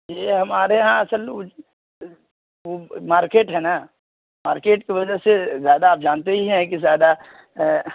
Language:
Urdu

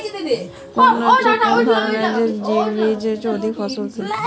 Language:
Bangla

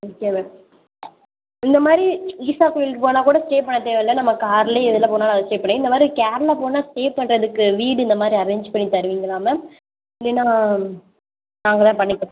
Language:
Tamil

